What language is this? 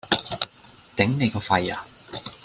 Cantonese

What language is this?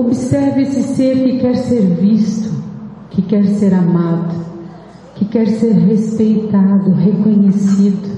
Portuguese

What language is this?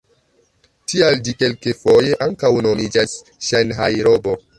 Esperanto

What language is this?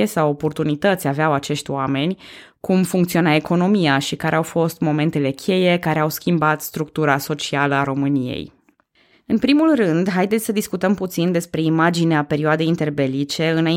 Romanian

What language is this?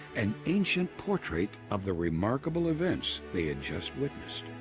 English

